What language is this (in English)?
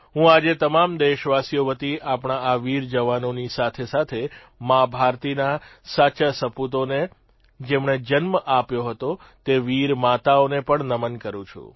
Gujarati